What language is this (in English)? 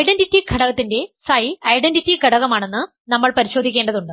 Malayalam